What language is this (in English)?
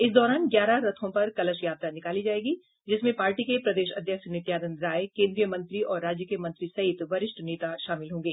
Hindi